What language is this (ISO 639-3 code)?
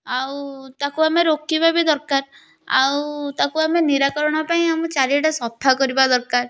ori